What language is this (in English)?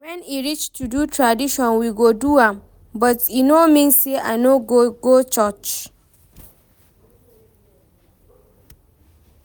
Nigerian Pidgin